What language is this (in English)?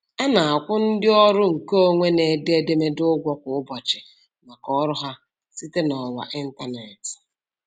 Igbo